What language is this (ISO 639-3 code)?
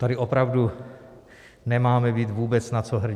ces